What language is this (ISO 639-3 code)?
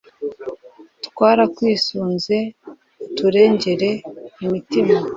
kin